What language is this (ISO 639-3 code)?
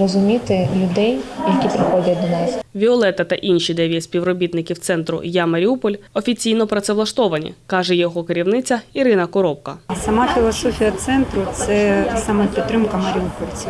ukr